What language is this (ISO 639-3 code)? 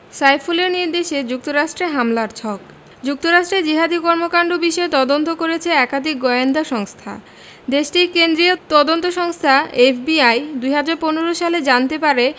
ben